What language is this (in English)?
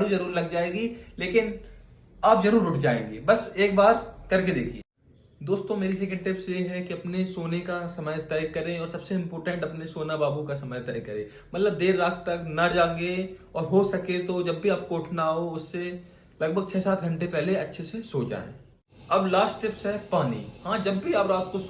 Hindi